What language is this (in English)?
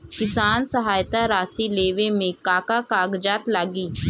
Bhojpuri